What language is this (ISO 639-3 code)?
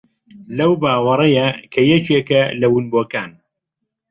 ckb